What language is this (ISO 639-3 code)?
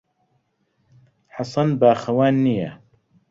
ckb